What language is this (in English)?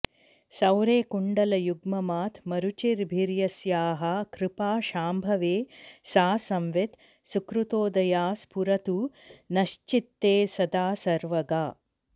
Sanskrit